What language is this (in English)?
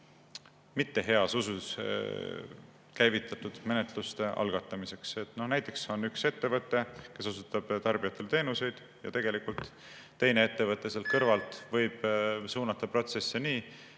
Estonian